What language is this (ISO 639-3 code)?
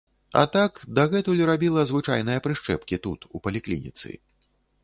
bel